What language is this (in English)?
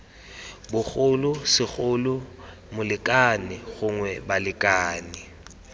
Tswana